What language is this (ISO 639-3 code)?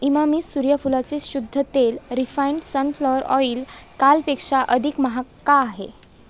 mar